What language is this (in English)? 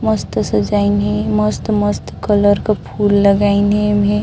Chhattisgarhi